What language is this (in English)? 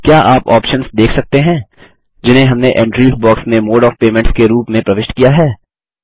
Hindi